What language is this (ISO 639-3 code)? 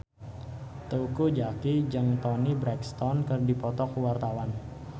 sun